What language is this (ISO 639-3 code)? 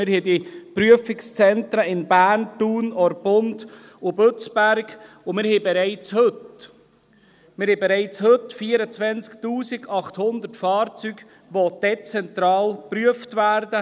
gsw